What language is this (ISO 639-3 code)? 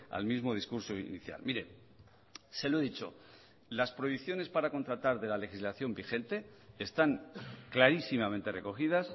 spa